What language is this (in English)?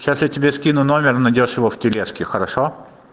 Russian